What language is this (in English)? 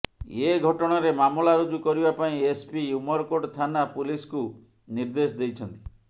Odia